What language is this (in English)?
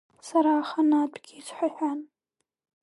Abkhazian